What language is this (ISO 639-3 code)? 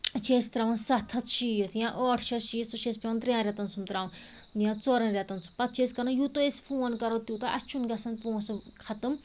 kas